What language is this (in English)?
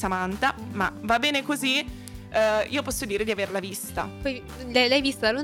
Italian